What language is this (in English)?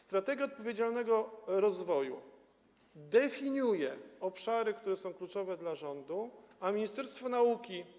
Polish